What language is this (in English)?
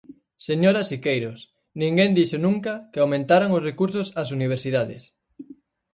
Galician